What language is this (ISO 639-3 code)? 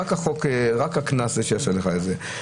heb